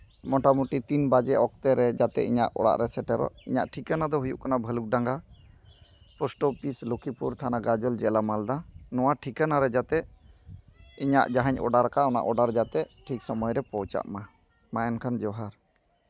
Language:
Santali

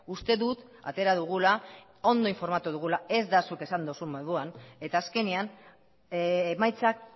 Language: Basque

